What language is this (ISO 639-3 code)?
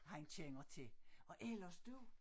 dan